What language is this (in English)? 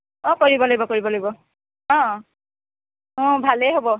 Assamese